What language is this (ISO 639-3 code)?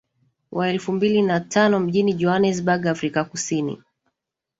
swa